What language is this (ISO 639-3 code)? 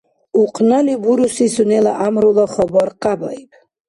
dar